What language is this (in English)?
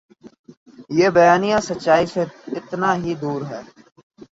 Urdu